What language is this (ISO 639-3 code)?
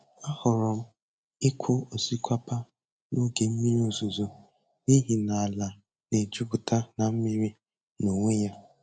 ibo